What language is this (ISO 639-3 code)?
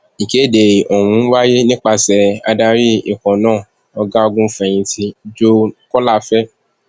yor